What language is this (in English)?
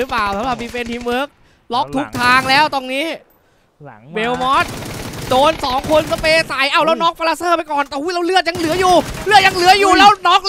Thai